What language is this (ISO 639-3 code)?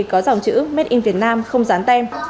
vie